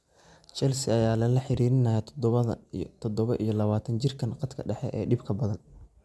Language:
Somali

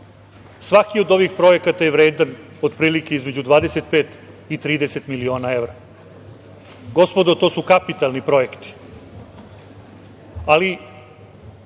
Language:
Serbian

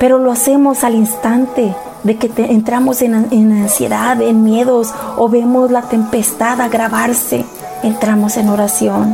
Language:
Spanish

